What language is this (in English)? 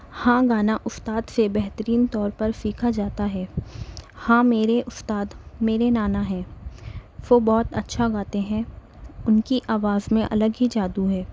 Urdu